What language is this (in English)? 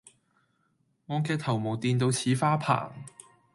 Cantonese